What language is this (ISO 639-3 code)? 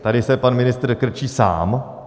ces